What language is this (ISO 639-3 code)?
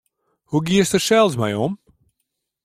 fry